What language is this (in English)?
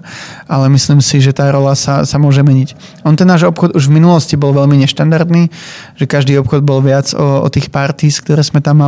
Czech